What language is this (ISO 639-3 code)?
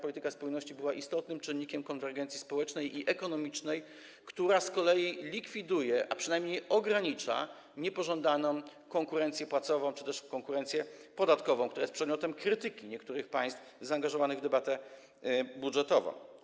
pol